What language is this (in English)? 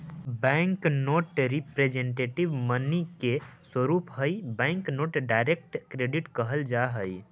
Magahi